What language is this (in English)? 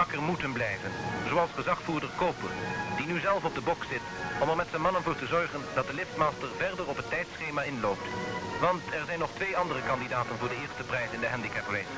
Dutch